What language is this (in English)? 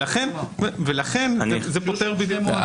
Hebrew